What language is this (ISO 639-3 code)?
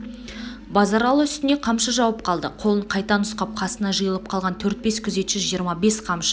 kaz